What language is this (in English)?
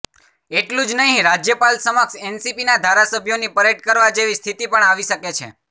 Gujarati